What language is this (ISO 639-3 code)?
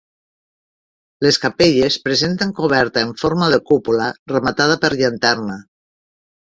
cat